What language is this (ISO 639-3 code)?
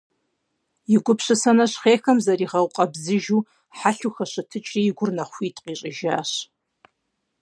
kbd